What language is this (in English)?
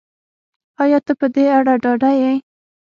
Pashto